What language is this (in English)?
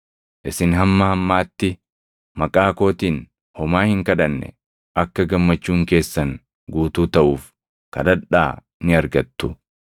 Oromo